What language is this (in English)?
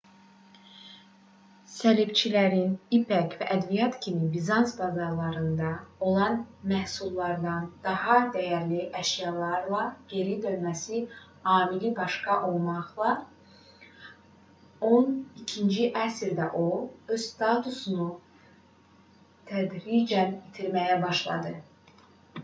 Azerbaijani